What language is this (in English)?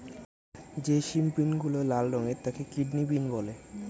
Bangla